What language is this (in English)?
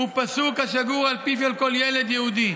Hebrew